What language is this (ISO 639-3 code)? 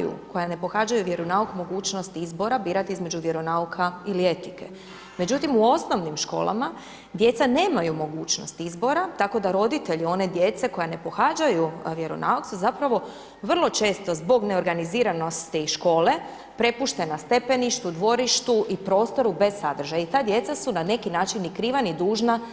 hrv